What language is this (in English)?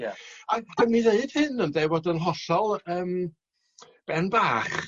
Welsh